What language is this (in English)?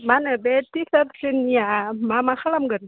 Bodo